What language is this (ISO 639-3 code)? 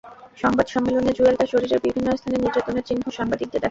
ben